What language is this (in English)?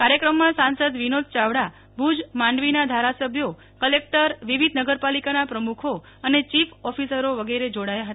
Gujarati